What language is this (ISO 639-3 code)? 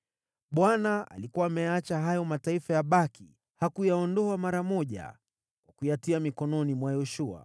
swa